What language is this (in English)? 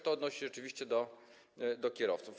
Polish